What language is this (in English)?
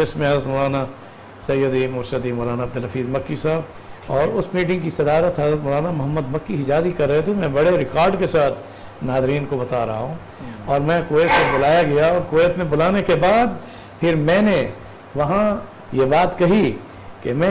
Urdu